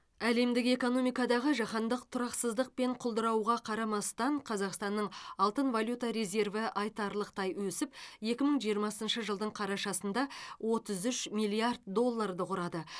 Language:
Kazakh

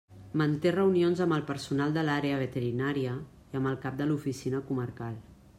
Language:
Catalan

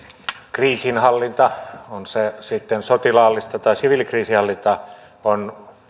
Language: Finnish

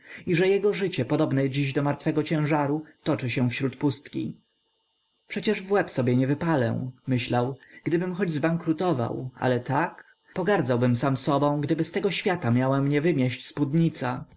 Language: Polish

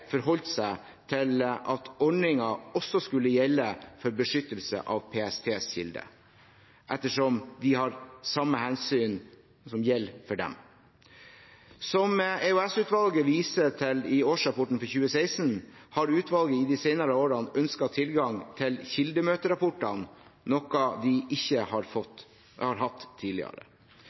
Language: Norwegian Bokmål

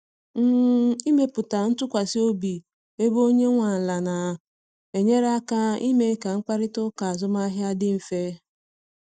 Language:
Igbo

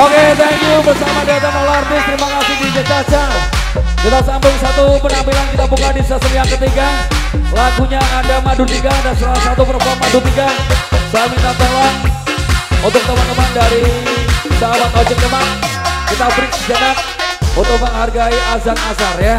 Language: Indonesian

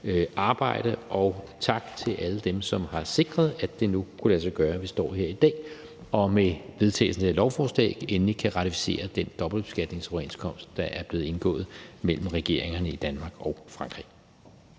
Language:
Danish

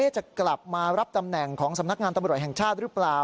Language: Thai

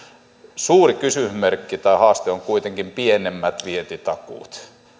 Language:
Finnish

